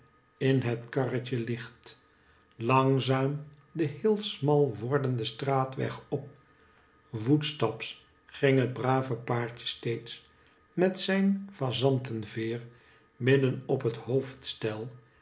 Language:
Dutch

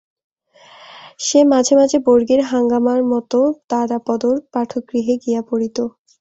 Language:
Bangla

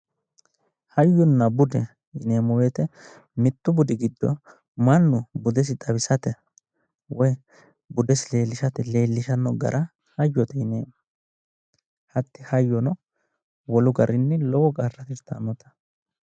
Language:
Sidamo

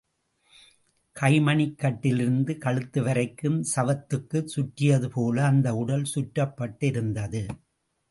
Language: Tamil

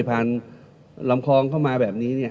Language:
Thai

